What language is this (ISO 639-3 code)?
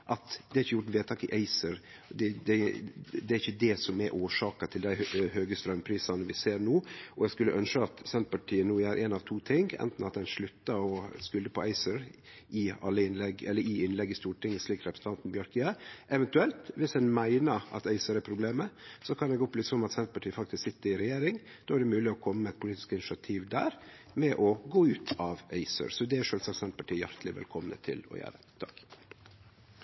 nno